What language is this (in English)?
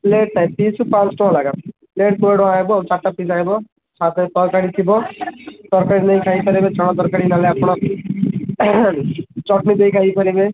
Odia